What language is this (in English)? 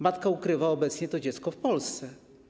Polish